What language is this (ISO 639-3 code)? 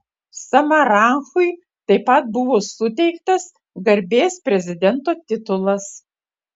lit